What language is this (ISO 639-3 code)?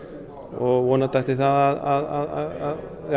isl